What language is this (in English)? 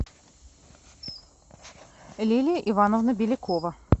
Russian